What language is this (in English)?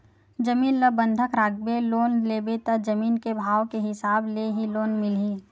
Chhattisgarhi